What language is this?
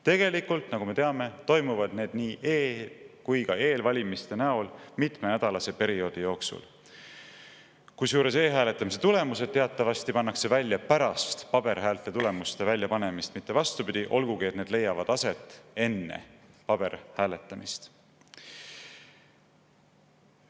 Estonian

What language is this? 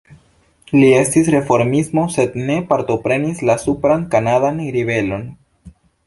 Esperanto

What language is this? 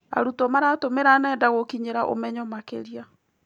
Kikuyu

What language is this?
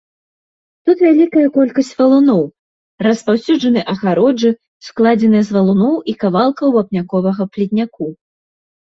Belarusian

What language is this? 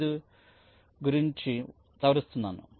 Telugu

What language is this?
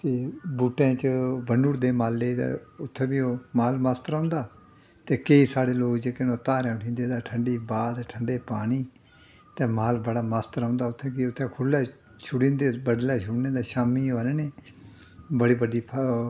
Dogri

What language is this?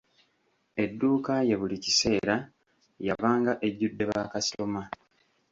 Ganda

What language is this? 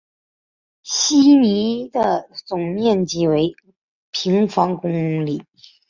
Chinese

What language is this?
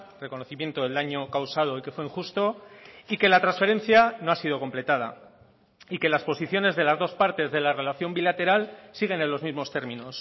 Spanish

